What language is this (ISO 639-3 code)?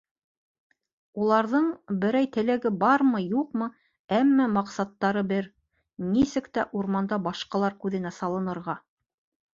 bak